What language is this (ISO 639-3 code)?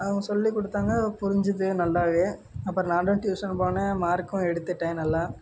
tam